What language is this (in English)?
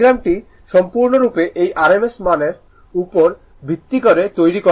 Bangla